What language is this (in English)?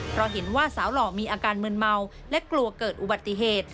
Thai